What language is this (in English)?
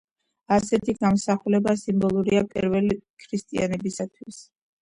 Georgian